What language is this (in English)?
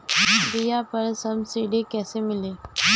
Bhojpuri